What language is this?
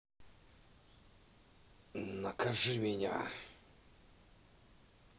Russian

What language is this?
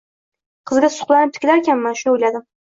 Uzbek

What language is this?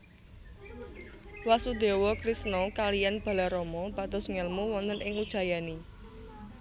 Javanese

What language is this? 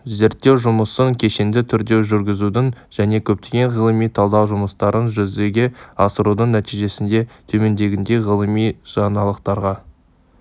Kazakh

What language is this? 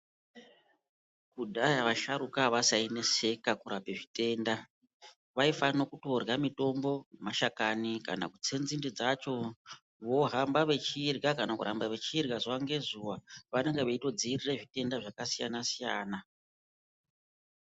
Ndau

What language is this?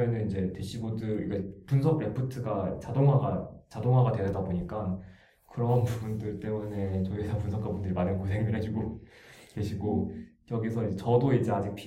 Korean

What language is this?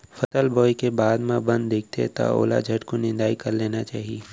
Chhattisgarhi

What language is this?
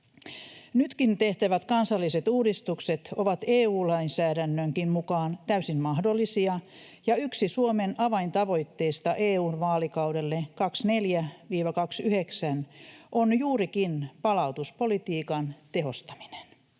Finnish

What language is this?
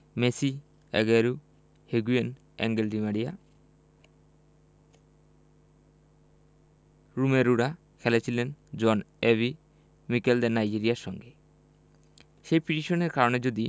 Bangla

